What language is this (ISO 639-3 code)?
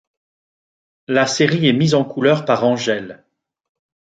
fra